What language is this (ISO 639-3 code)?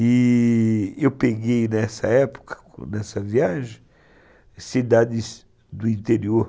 por